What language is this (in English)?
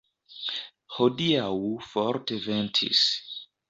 Esperanto